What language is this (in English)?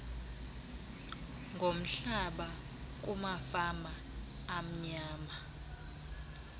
Xhosa